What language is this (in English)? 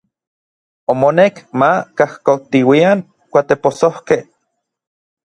Orizaba Nahuatl